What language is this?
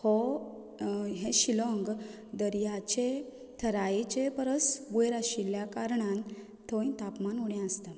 Konkani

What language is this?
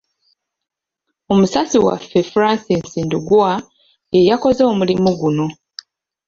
Ganda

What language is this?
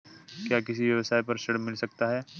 Hindi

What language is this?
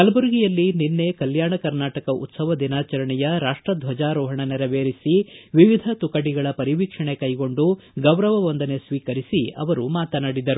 Kannada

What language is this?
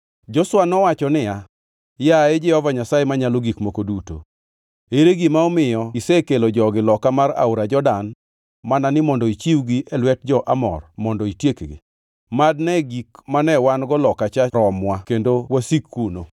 Luo (Kenya and Tanzania)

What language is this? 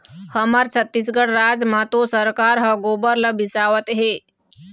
Chhattisgarhi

